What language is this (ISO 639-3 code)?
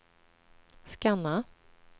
swe